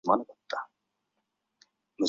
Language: Chinese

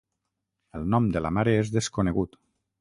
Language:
Catalan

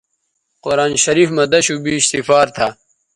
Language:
Bateri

